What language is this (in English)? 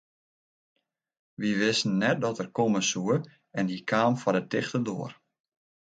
Western Frisian